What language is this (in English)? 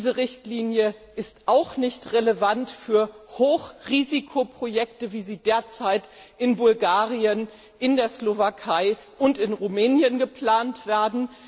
German